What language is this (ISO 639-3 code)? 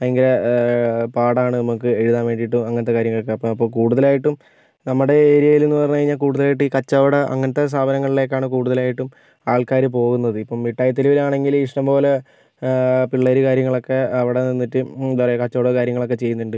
mal